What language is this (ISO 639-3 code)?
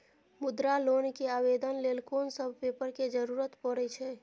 mai